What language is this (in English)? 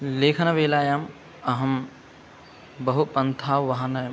Sanskrit